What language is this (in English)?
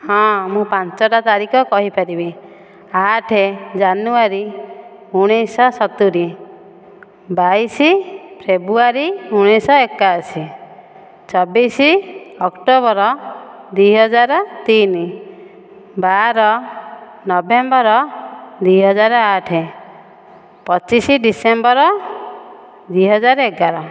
Odia